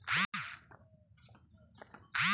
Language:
Hindi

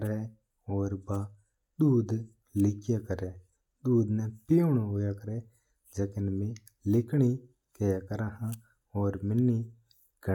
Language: Mewari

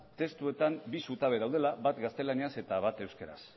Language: Basque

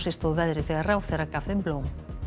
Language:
Icelandic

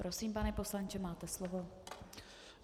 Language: Czech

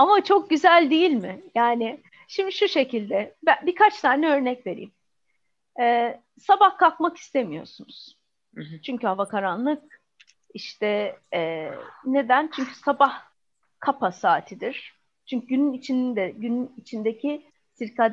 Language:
Turkish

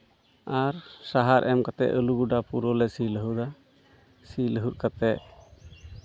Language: Santali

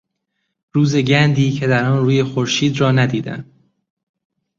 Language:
Persian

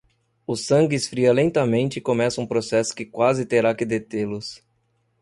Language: Portuguese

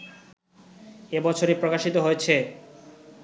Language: Bangla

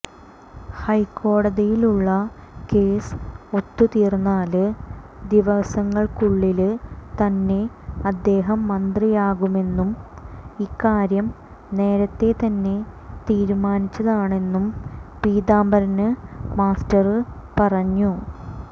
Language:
Malayalam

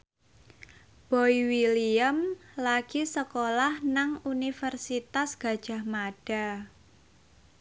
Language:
Javanese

